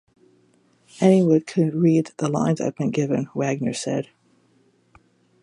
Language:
English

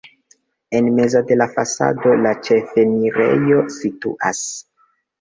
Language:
Esperanto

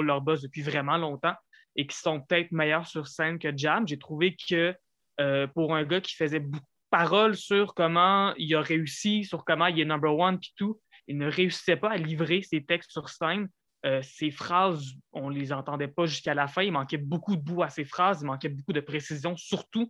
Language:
French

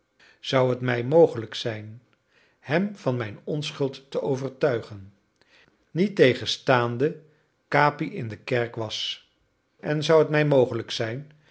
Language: Dutch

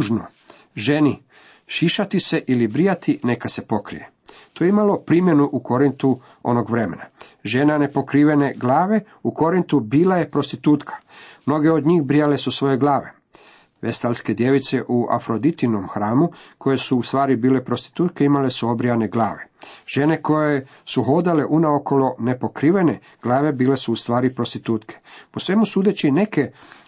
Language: Croatian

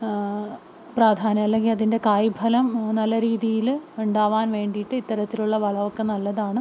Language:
Malayalam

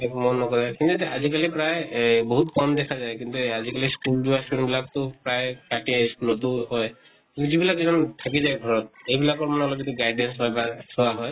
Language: Assamese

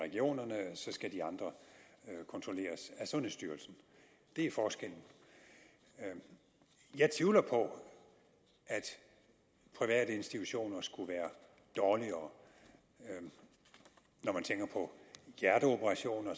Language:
Danish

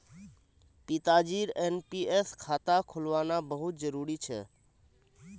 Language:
Magahi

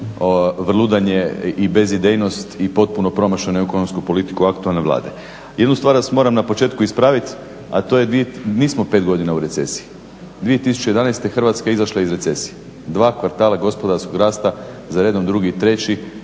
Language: Croatian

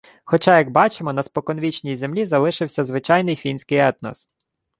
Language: Ukrainian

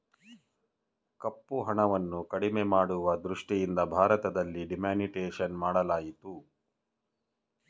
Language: Kannada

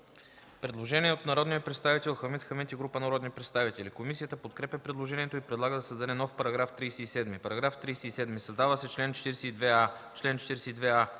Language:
Bulgarian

